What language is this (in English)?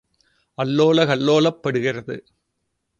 Tamil